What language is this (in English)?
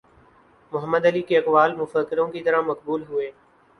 Urdu